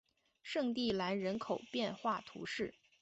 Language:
Chinese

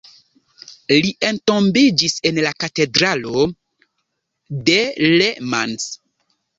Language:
Esperanto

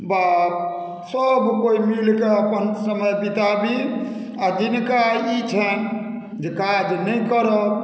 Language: Maithili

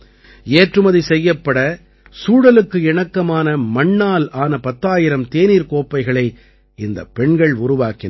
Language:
Tamil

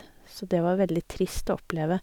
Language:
Norwegian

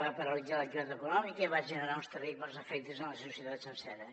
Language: Catalan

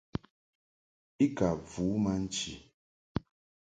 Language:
Mungaka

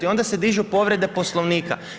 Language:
Croatian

